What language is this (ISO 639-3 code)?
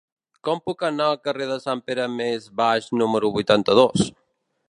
cat